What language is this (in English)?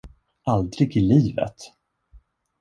Swedish